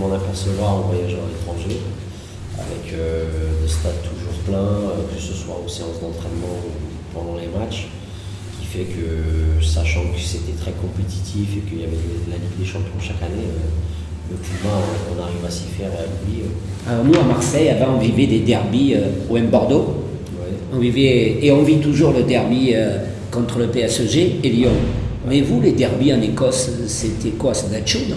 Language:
French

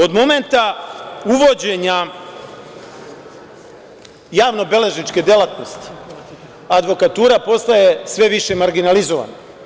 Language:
Serbian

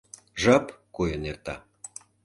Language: Mari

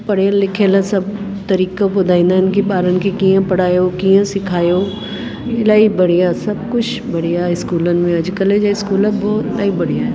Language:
Sindhi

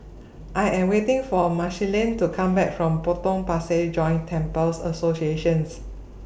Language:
English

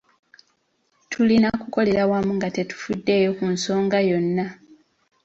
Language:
Ganda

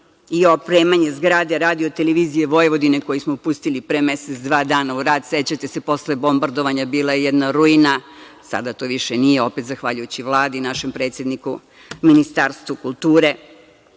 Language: Serbian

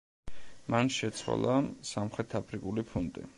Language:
Georgian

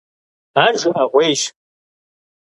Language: Kabardian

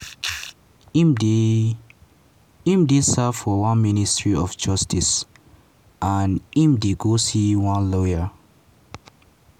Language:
Nigerian Pidgin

